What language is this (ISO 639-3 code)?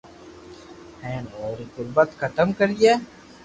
lrk